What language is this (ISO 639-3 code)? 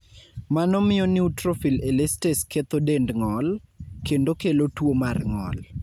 luo